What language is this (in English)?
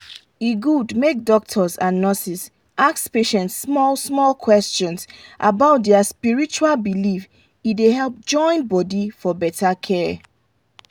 Nigerian Pidgin